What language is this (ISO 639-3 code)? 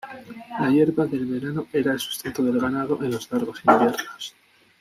spa